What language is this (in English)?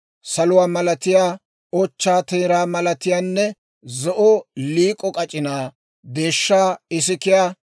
Dawro